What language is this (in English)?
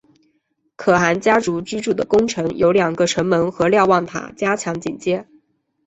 Chinese